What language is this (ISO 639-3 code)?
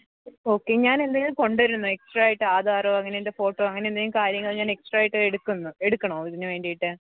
mal